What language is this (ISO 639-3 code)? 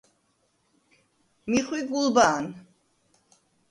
sva